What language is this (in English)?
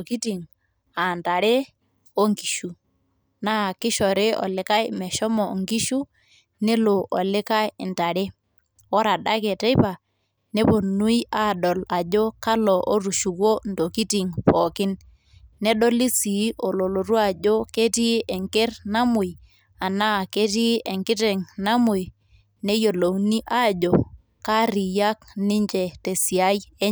Masai